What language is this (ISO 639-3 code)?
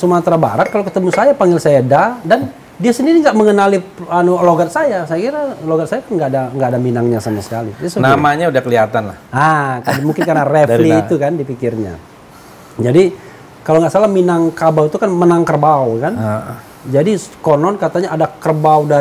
ind